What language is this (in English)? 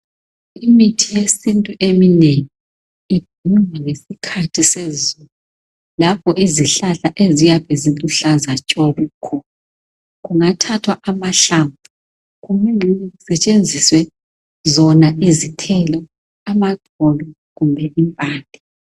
North Ndebele